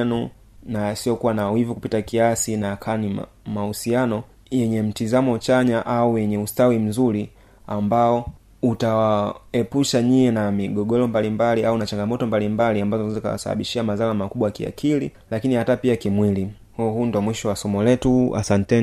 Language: Swahili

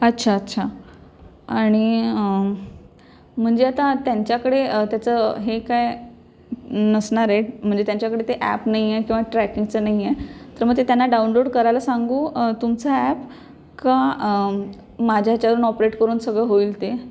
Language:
Marathi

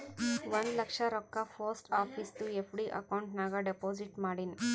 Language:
Kannada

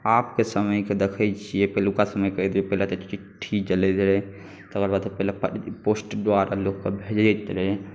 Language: Maithili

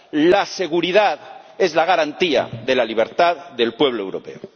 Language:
Spanish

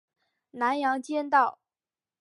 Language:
Chinese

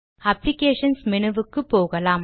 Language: Tamil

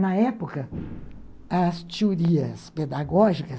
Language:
Portuguese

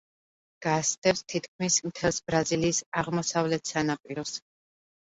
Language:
Georgian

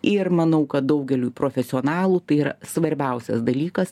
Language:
Lithuanian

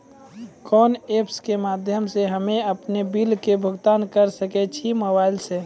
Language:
Maithili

